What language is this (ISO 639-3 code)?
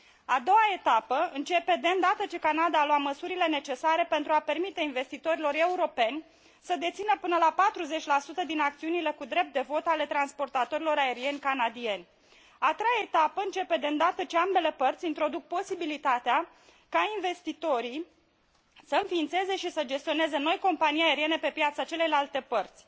ron